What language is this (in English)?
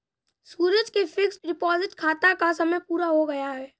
Hindi